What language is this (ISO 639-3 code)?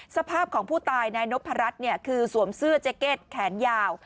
tha